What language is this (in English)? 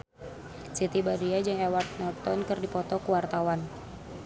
Sundanese